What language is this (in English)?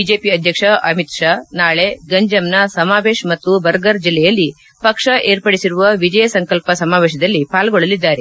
Kannada